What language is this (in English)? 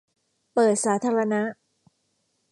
Thai